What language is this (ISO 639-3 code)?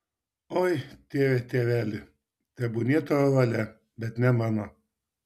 lit